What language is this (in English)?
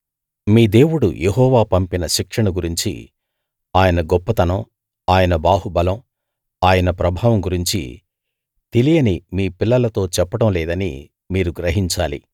Telugu